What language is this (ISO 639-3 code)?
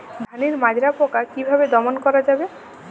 ben